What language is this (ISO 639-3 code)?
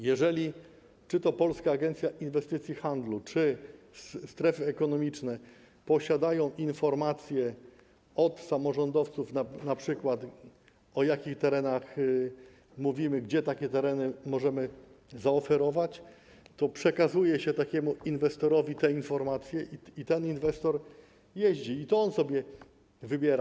pol